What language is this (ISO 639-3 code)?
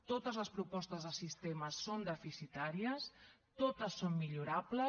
cat